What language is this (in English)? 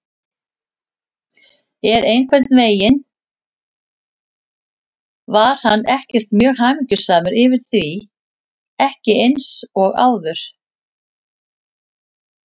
Icelandic